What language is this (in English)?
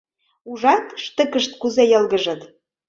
Mari